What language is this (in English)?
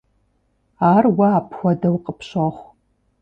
Kabardian